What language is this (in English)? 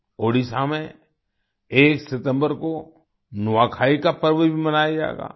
Hindi